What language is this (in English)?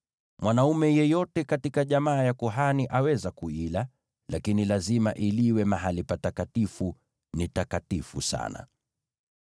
Swahili